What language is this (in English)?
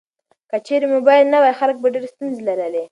Pashto